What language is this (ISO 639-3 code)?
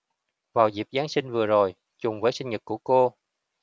vie